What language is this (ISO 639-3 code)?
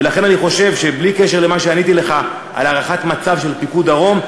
heb